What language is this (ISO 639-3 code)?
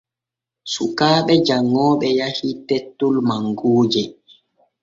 fue